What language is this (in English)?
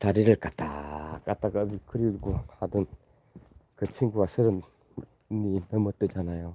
Korean